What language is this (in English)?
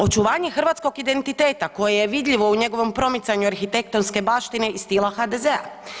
Croatian